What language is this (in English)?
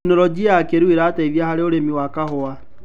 Kikuyu